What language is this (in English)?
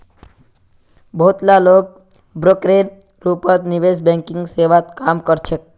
Magahi